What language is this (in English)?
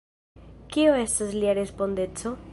Esperanto